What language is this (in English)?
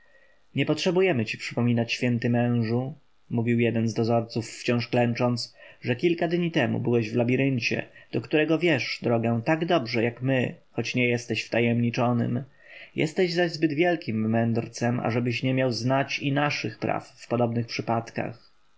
Polish